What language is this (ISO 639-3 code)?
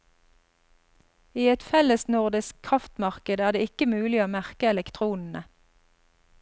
nor